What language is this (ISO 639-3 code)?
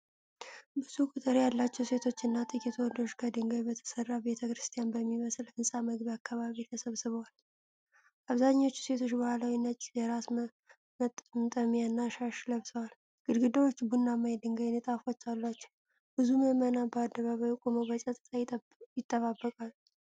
amh